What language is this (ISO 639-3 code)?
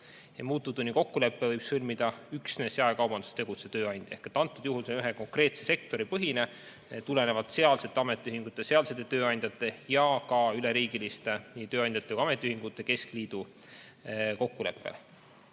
est